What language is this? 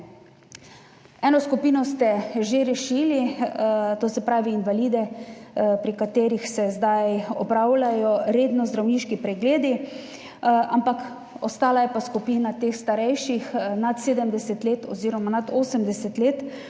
Slovenian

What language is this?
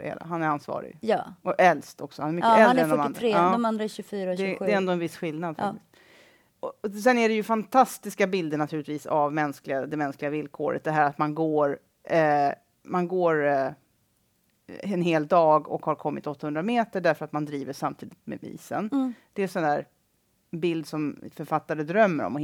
Swedish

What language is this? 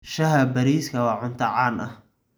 Somali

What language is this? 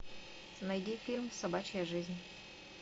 Russian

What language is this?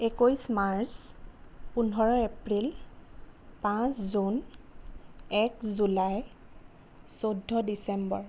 Assamese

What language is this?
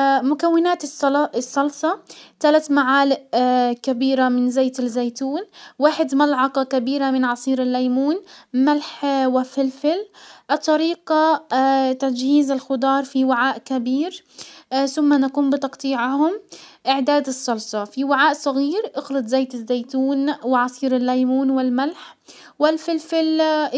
Hijazi Arabic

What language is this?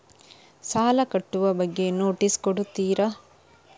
Kannada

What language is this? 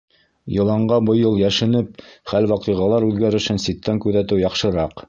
Bashkir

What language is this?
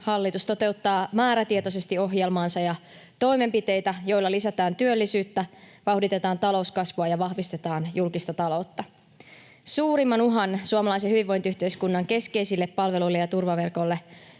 Finnish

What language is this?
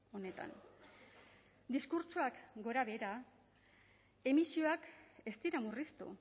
Basque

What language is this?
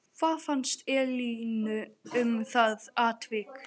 Icelandic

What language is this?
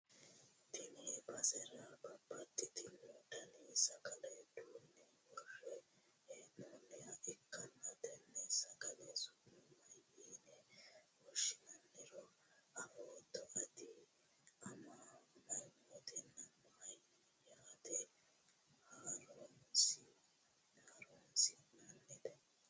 Sidamo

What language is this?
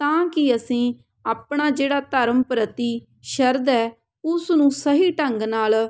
Punjabi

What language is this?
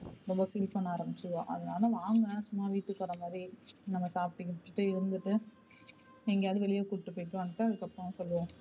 Tamil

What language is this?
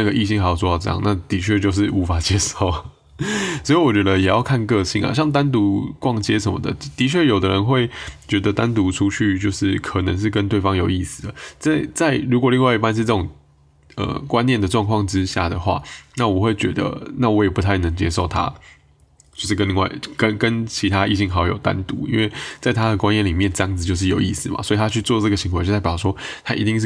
Chinese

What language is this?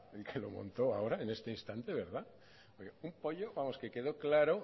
Spanish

